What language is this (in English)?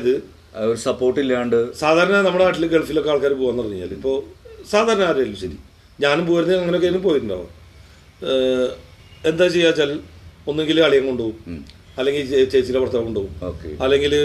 Malayalam